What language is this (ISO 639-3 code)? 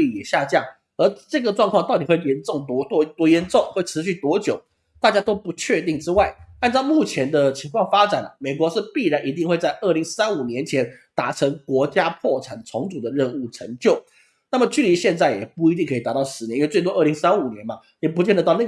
zho